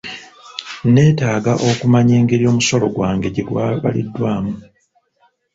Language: Ganda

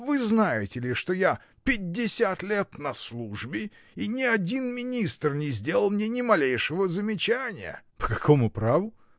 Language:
Russian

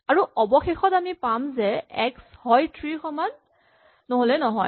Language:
Assamese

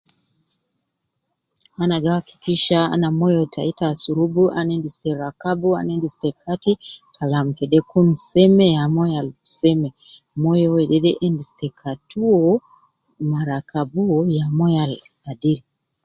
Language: Nubi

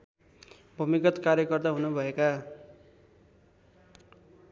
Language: Nepali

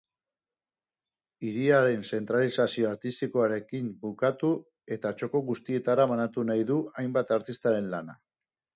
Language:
Basque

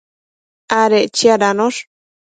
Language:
Matsés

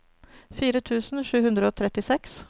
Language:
Norwegian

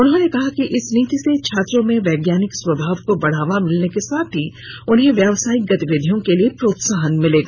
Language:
Hindi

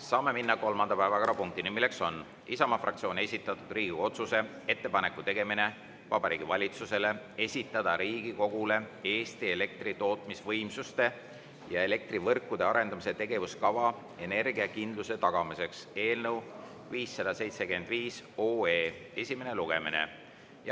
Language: Estonian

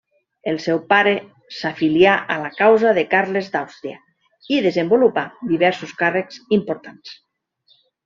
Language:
Catalan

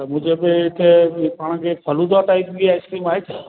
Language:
Sindhi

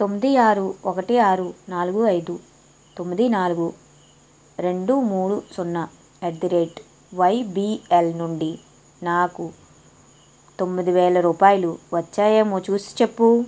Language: Telugu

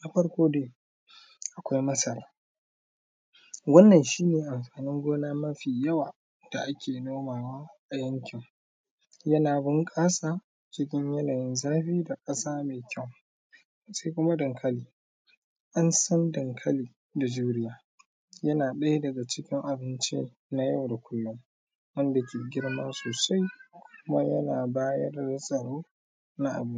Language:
Hausa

